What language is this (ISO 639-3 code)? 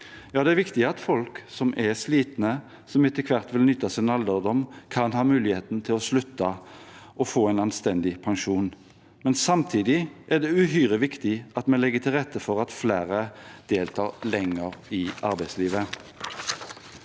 nor